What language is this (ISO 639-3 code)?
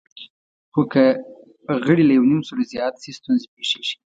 pus